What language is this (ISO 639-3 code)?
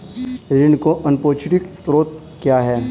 hin